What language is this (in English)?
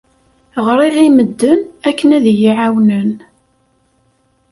Kabyle